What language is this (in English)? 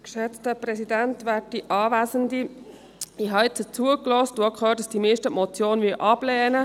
Swiss German